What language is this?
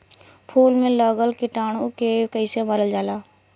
Bhojpuri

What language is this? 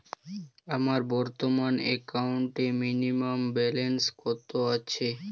Bangla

